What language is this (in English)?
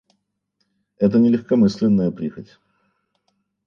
Russian